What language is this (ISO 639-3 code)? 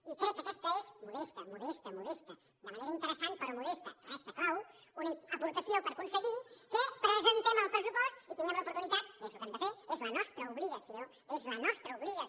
cat